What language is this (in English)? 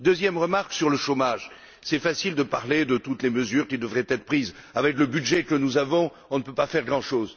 French